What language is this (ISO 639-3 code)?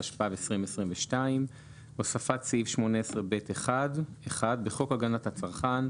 heb